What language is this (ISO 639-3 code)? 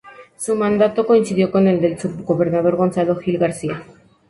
spa